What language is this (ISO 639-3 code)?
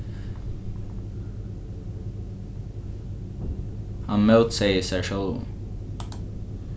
fao